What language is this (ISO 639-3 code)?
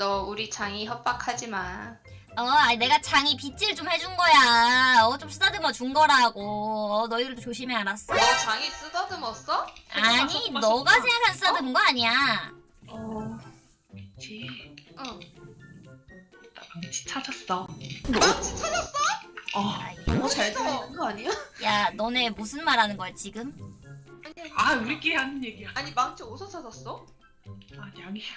kor